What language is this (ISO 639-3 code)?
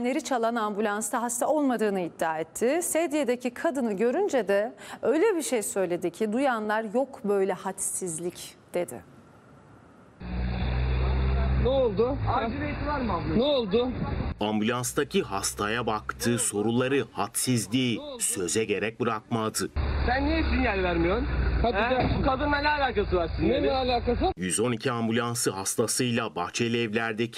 tur